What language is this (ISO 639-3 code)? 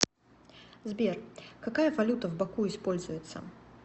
rus